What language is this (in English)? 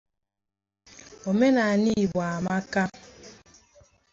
Igbo